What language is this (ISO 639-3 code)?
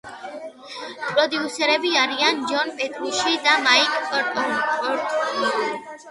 kat